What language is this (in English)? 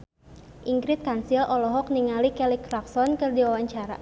Sundanese